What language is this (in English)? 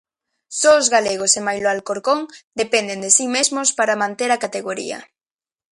Galician